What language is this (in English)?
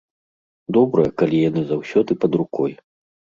Belarusian